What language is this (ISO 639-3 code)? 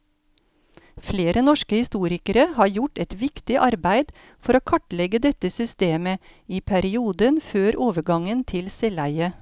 nor